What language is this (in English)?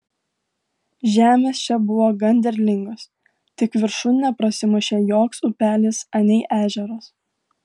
Lithuanian